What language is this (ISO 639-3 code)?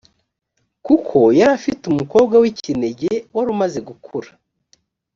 kin